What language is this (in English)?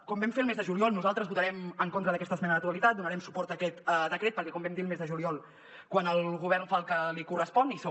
Catalan